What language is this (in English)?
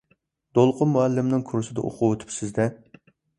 Uyghur